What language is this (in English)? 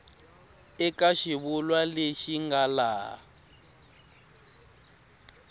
Tsonga